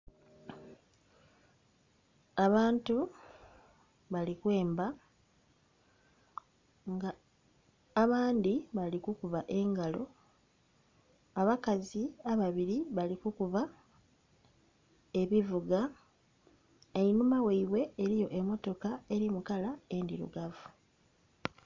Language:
Soga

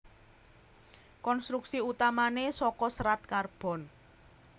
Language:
Javanese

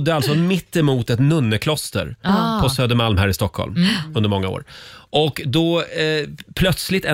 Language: Swedish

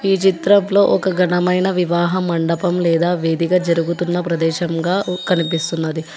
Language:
Telugu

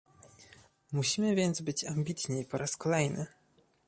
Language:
Polish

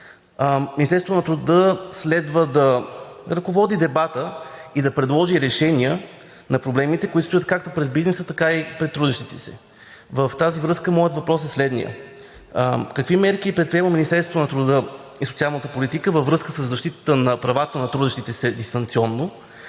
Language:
Bulgarian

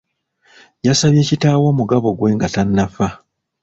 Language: Ganda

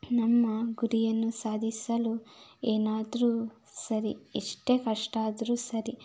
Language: Kannada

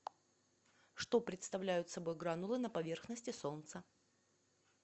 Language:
Russian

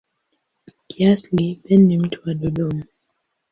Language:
Swahili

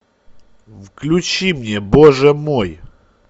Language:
Russian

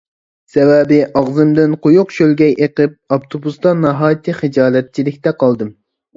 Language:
Uyghur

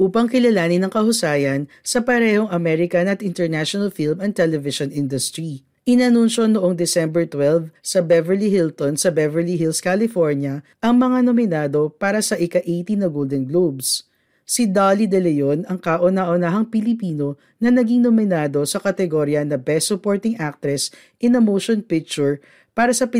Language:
Filipino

